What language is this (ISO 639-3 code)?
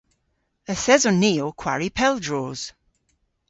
cor